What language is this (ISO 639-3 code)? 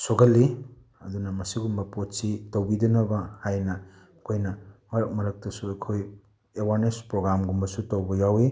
mni